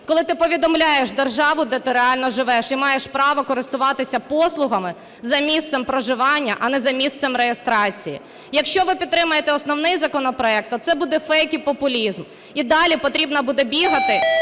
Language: Ukrainian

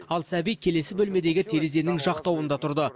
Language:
Kazakh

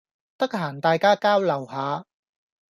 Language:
Cantonese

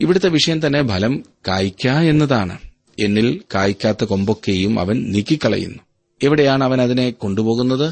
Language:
Malayalam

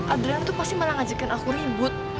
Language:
Indonesian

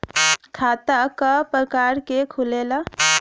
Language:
Bhojpuri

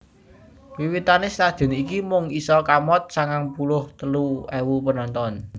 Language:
Javanese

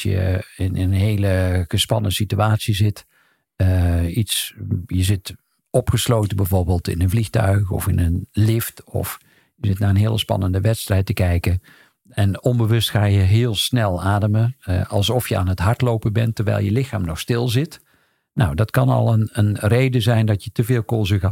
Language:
Dutch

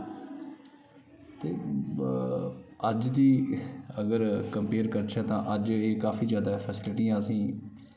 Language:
Dogri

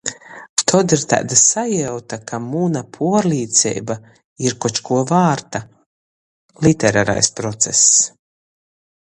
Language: Latgalian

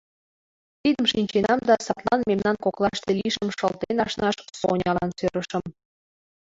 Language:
Mari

